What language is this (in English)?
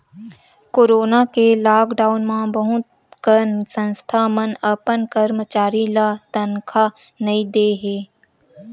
Chhattisgarhi